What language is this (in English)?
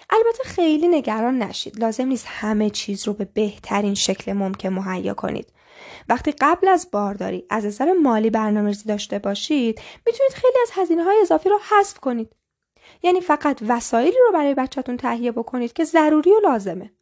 Persian